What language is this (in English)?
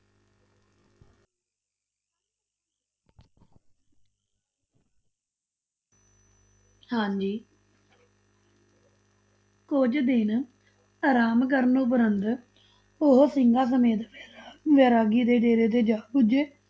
Punjabi